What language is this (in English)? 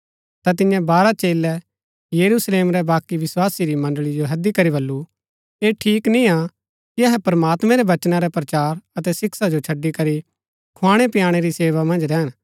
Gaddi